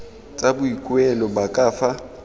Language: Tswana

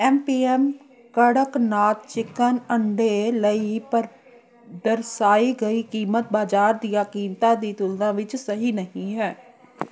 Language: Punjabi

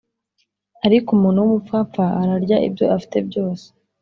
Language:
Kinyarwanda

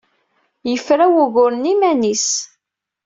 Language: Kabyle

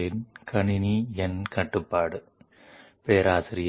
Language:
Telugu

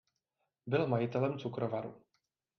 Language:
Czech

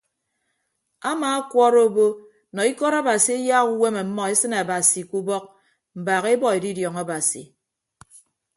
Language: Ibibio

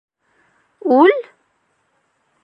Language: Bashkir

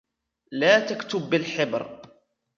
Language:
Arabic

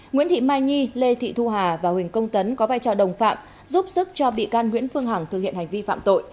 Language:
Vietnamese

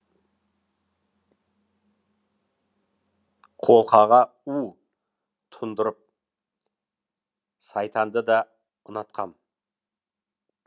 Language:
Kazakh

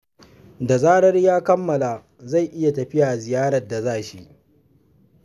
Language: Hausa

